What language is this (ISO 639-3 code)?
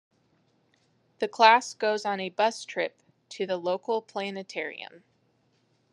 eng